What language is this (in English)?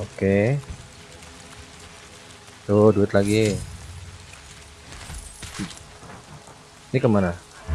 Indonesian